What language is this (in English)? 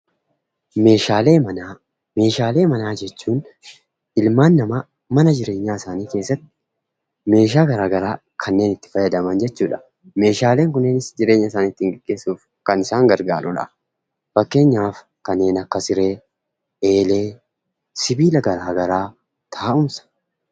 Oromo